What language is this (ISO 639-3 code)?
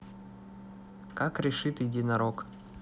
rus